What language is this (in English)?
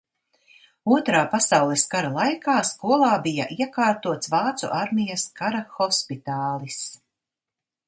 Latvian